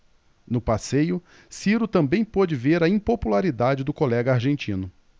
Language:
Portuguese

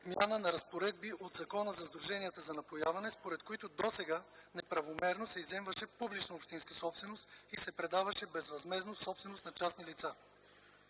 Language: Bulgarian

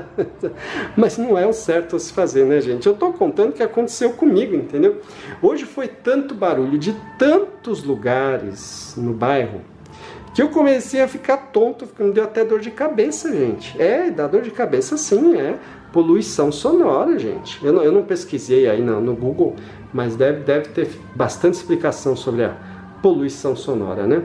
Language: Portuguese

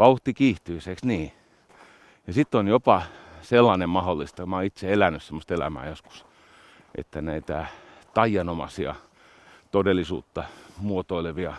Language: Finnish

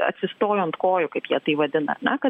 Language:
Lithuanian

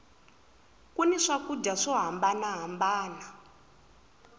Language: Tsonga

